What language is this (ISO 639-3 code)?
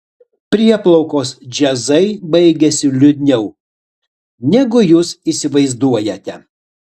lit